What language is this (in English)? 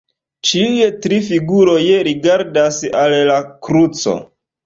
Esperanto